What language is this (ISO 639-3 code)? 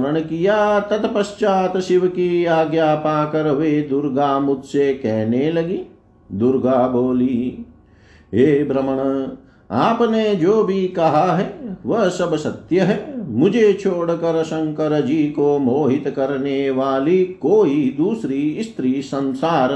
hin